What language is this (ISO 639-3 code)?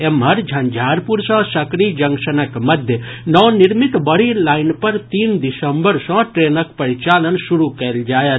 mai